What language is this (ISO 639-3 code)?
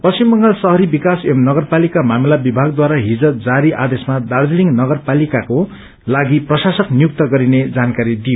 nep